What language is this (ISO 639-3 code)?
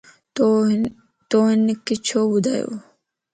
lss